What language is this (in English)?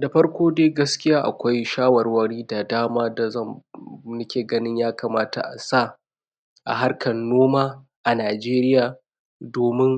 Hausa